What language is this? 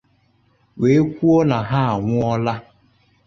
Igbo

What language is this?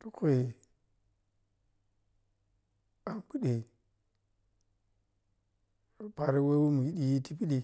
Piya-Kwonci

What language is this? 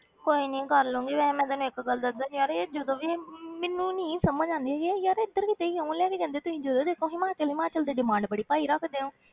Punjabi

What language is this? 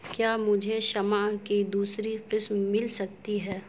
Urdu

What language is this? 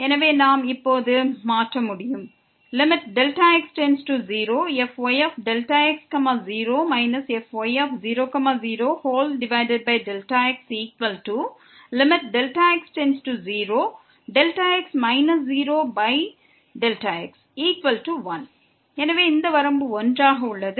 Tamil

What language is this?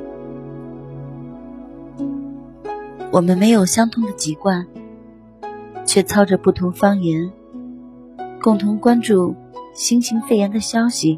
Chinese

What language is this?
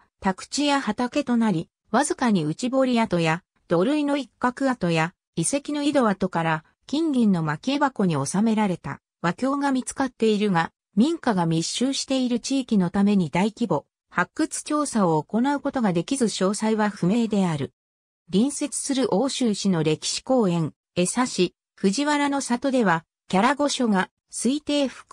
Japanese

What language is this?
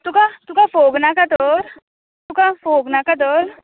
Konkani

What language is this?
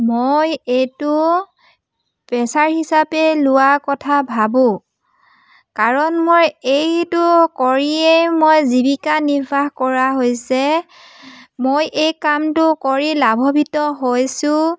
Assamese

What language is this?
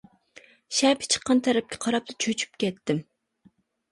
Uyghur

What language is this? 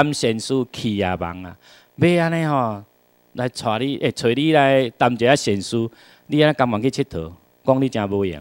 Chinese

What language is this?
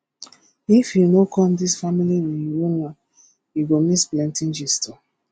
Nigerian Pidgin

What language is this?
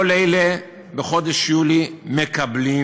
Hebrew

